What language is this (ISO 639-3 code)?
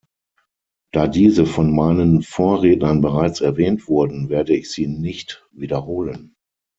deu